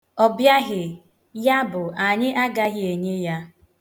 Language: Igbo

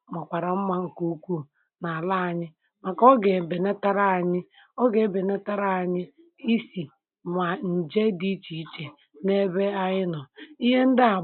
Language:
Igbo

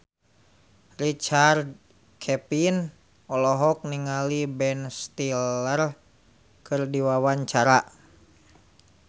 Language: Sundanese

